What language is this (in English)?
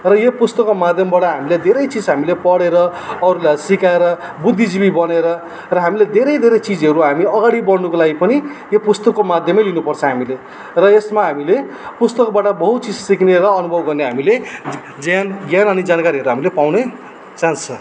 Nepali